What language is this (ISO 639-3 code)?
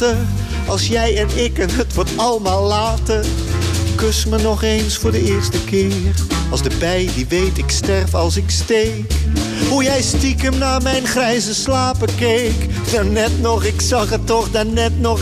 nld